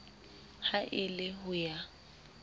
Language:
Southern Sotho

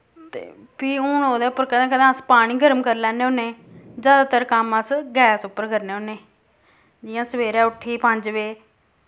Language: Dogri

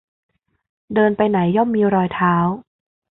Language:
Thai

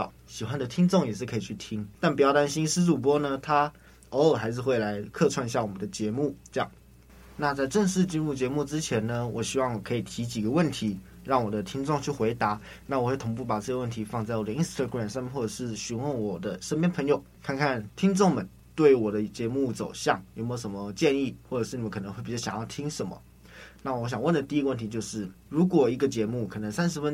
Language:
Chinese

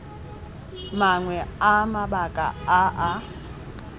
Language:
Tswana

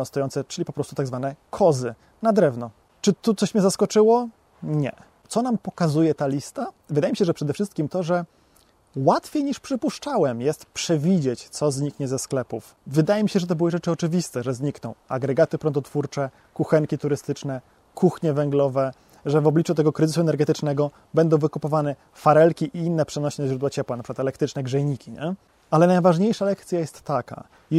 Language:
Polish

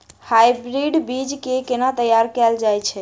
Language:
Maithili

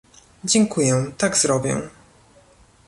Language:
Polish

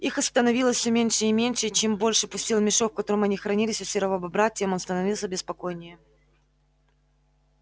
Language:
Russian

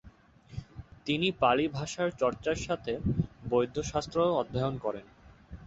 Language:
Bangla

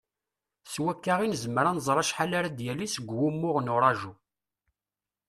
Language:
Kabyle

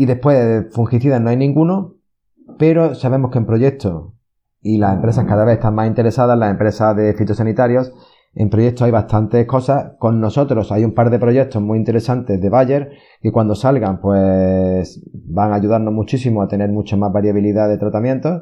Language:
Spanish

